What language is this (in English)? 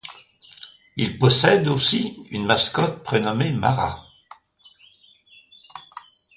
French